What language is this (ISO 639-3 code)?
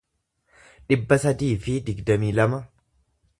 orm